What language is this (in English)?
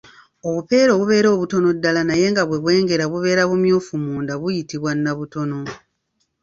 Ganda